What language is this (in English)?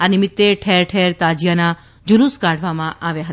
Gujarati